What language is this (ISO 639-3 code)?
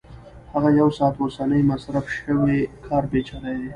pus